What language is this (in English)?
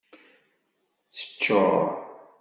Kabyle